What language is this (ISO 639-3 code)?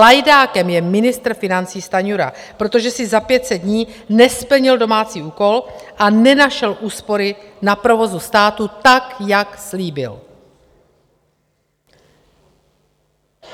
ces